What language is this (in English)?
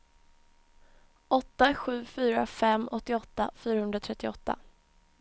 Swedish